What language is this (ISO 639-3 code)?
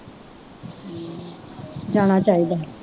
pan